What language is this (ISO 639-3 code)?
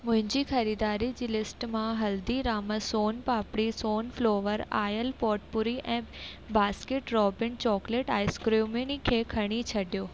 snd